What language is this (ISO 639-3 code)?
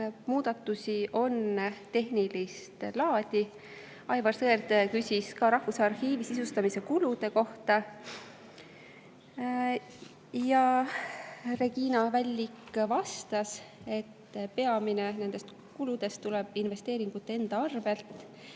est